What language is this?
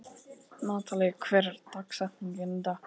Icelandic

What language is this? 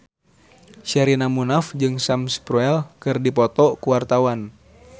Sundanese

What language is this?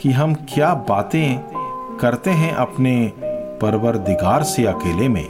Hindi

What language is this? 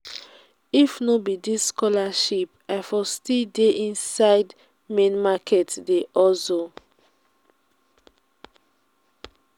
Nigerian Pidgin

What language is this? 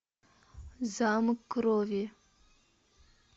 Russian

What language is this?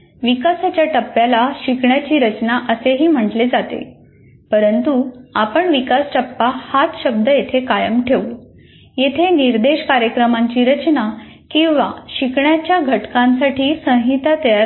Marathi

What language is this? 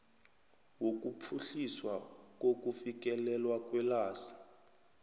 South Ndebele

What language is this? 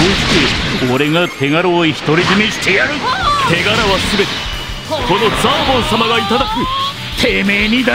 Japanese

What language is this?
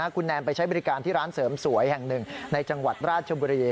Thai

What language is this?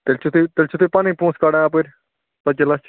Kashmiri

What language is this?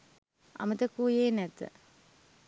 Sinhala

